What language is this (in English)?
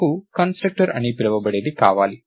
Telugu